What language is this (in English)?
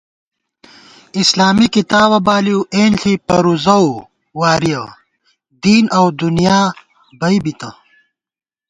Gawar-Bati